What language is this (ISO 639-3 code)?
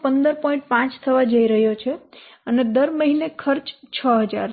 guj